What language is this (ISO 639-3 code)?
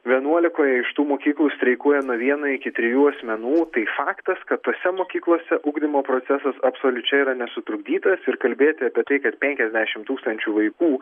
lit